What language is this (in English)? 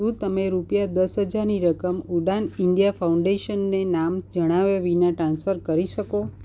Gujarati